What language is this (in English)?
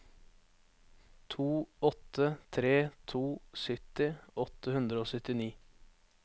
Norwegian